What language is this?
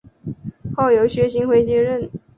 Chinese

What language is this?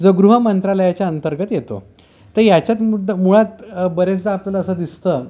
Marathi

